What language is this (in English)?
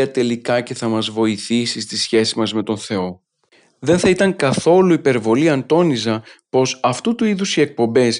Greek